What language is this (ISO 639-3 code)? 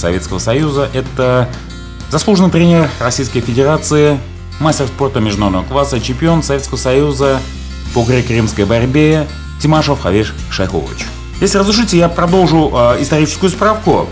rus